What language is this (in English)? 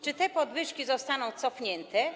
Polish